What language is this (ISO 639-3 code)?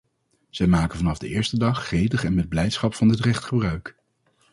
nld